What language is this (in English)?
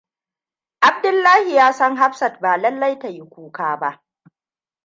Hausa